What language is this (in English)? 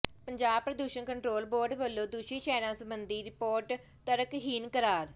Punjabi